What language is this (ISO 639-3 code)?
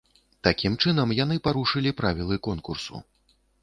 bel